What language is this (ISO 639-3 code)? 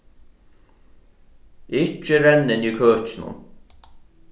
fao